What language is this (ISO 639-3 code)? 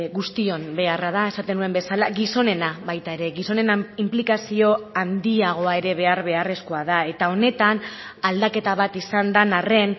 eus